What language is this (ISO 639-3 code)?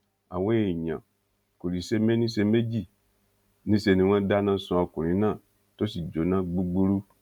yor